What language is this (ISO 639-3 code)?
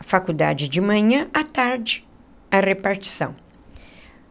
por